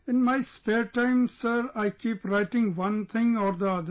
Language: English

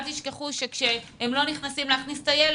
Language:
Hebrew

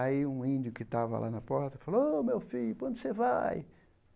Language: Portuguese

